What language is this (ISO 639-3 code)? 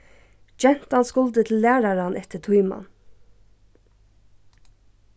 fao